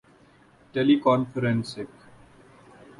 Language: Urdu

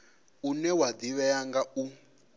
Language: Venda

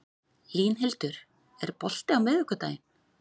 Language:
Icelandic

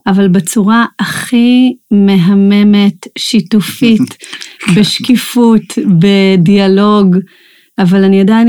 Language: Hebrew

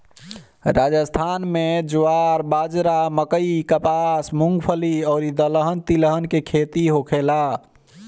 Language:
Bhojpuri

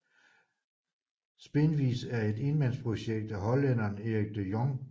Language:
Danish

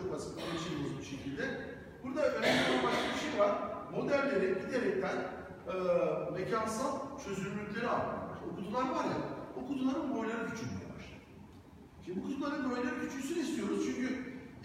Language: Turkish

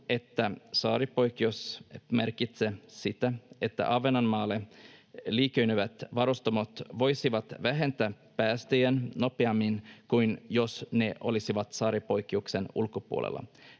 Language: Finnish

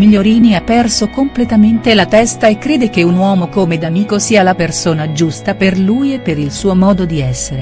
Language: Italian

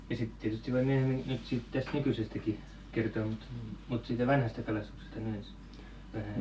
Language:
Finnish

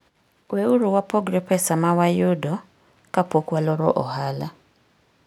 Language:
Luo (Kenya and Tanzania)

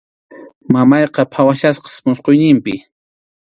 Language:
Arequipa-La Unión Quechua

